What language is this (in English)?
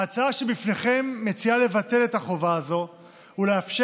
Hebrew